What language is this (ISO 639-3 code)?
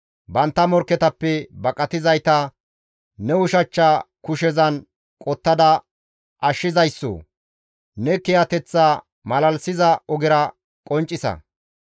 gmv